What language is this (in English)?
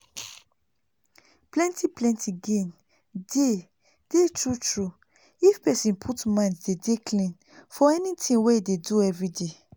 Nigerian Pidgin